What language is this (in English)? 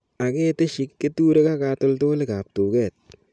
Kalenjin